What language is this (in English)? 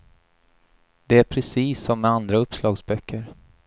Swedish